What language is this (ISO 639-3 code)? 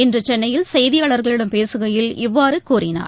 tam